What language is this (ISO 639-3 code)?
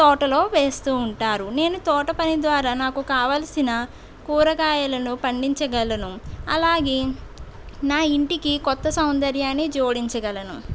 tel